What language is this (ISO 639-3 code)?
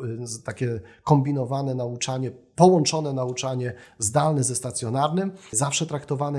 pol